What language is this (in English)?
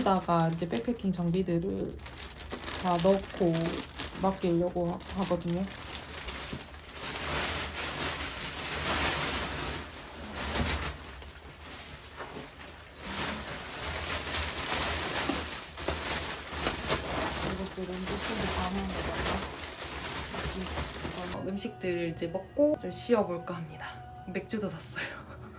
Korean